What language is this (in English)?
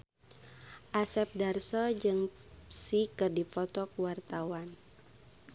Sundanese